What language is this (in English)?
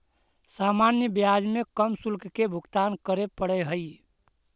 Magahi